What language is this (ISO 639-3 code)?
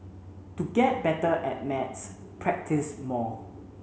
eng